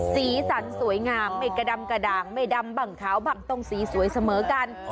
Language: Thai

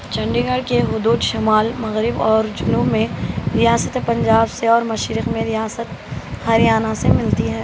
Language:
Urdu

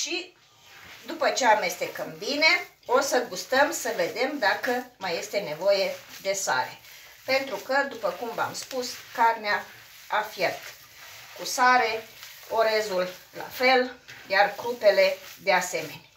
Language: Romanian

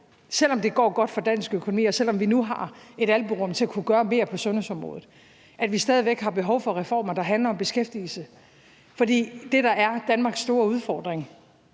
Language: Danish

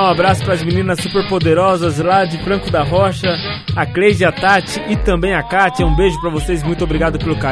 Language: Portuguese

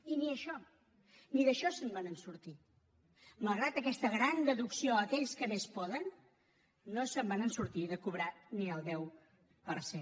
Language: Catalan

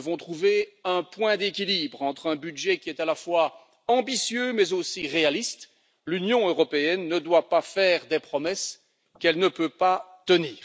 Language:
French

